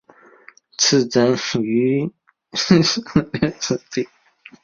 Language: Chinese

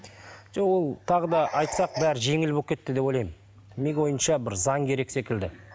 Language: Kazakh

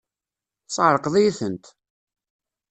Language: Kabyle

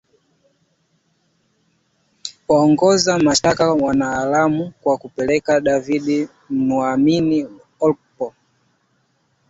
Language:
Swahili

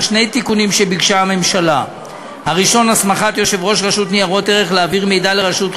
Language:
Hebrew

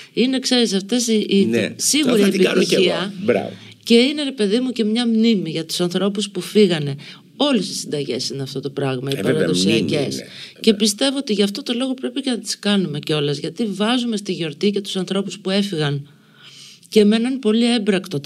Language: Greek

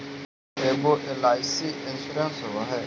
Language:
Magahi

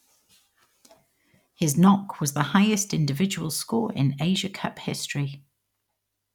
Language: English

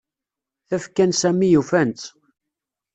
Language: Kabyle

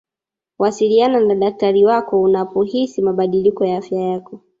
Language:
Swahili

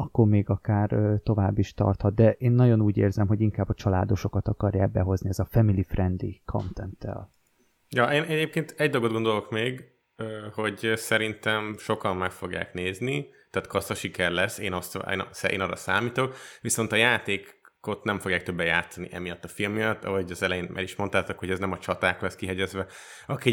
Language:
Hungarian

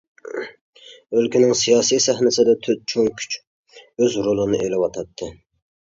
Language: Uyghur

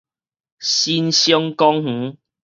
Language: Min Nan Chinese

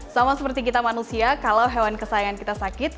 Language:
Indonesian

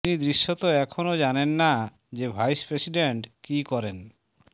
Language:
Bangla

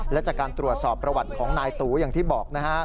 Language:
Thai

